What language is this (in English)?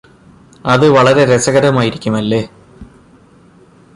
Malayalam